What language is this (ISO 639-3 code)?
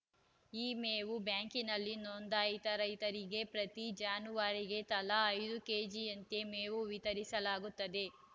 kan